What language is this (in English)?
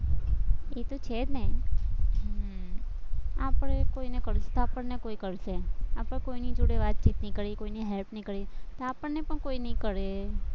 Gujarati